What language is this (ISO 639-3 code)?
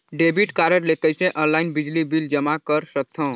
hne